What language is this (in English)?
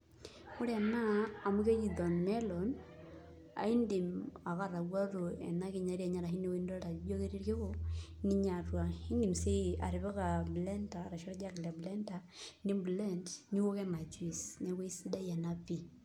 Masai